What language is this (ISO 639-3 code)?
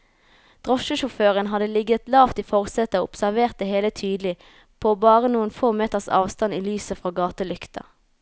nor